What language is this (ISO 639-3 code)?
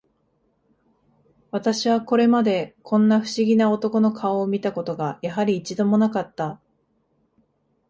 jpn